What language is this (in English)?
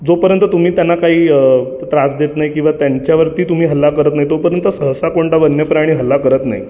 Marathi